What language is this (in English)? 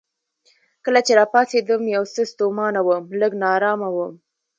Pashto